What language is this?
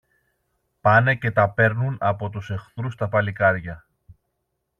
Greek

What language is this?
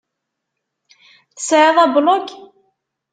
Kabyle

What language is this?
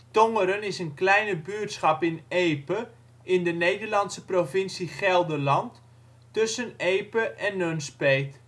Dutch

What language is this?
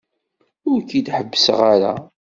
Kabyle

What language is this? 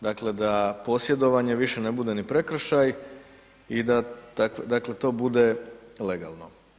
Croatian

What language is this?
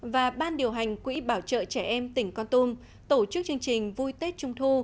Vietnamese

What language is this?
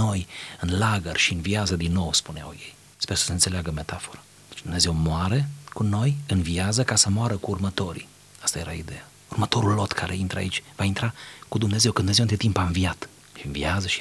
Romanian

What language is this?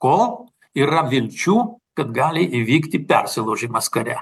Lithuanian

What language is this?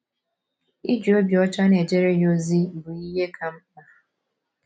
Igbo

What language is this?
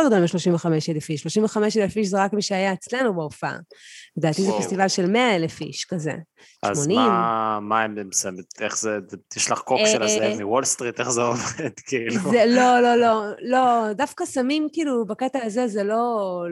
Hebrew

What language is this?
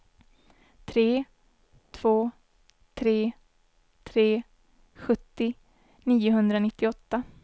Swedish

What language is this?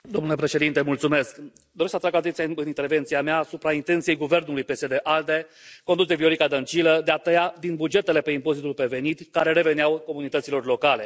Romanian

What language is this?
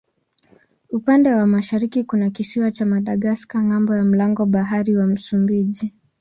Swahili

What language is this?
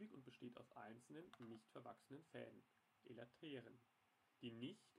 German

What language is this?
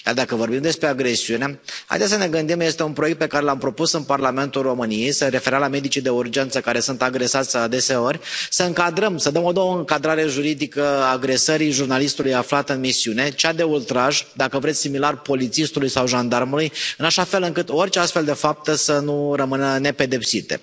Romanian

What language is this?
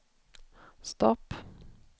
Swedish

